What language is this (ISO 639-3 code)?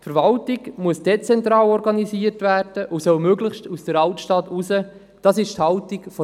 gsw